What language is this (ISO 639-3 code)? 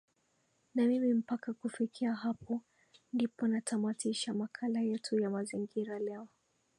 swa